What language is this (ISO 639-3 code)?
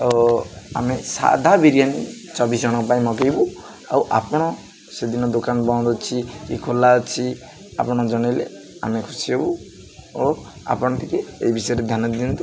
ori